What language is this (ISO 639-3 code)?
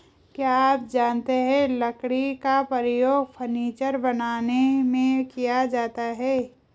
hin